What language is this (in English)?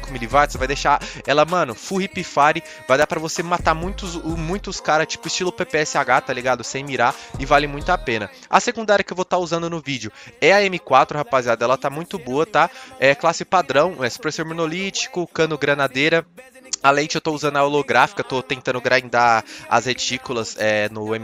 Portuguese